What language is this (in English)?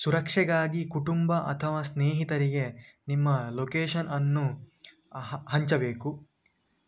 Kannada